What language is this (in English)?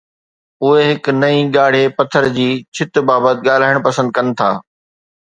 Sindhi